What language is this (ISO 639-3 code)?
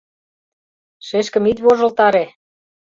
chm